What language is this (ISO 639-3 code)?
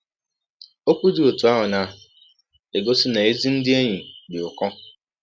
ibo